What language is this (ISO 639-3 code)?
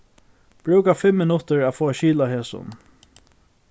fao